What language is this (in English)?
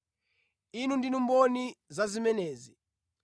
Nyanja